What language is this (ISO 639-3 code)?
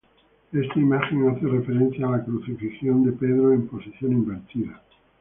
spa